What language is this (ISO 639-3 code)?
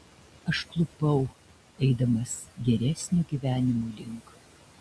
lit